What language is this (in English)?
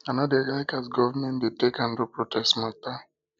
Nigerian Pidgin